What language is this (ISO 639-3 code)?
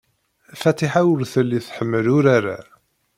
kab